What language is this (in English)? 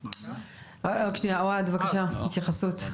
Hebrew